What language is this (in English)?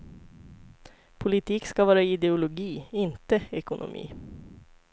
Swedish